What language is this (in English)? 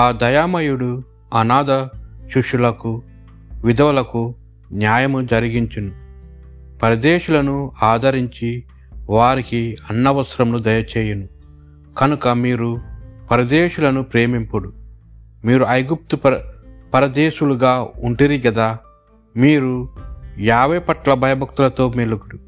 Telugu